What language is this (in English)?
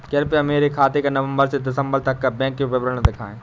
Hindi